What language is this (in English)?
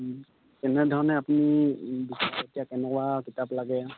Assamese